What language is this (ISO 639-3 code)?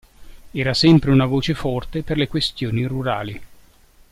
ita